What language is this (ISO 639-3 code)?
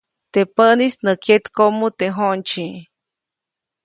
zoc